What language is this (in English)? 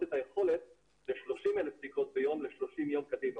Hebrew